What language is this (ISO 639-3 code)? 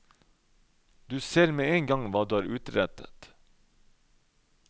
nor